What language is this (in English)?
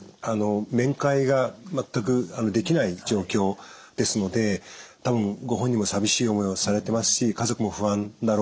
Japanese